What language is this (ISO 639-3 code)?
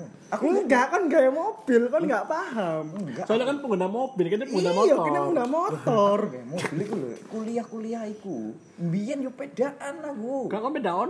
ind